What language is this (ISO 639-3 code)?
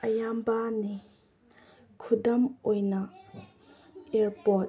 mni